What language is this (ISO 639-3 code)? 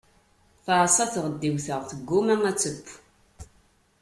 kab